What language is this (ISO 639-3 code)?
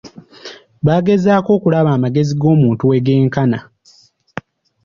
lug